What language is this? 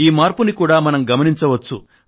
Telugu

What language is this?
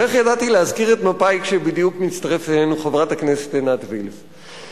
Hebrew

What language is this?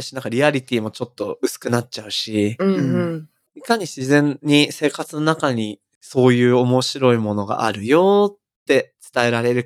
Japanese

